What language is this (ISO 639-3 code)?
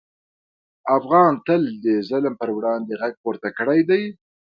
pus